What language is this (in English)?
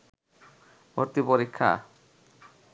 Bangla